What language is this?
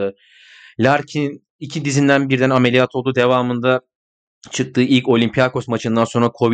Turkish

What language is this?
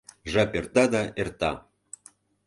Mari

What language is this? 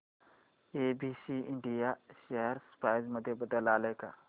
Marathi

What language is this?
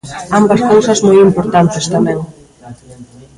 Galician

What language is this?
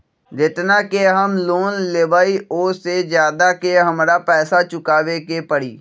Magahi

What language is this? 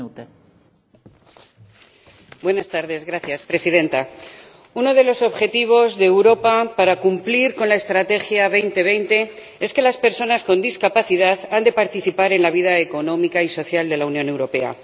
Spanish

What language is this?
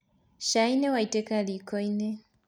Kikuyu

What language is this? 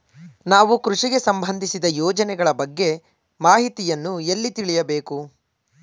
Kannada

